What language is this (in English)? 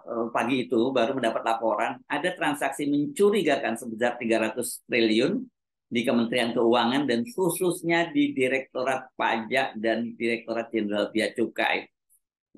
Indonesian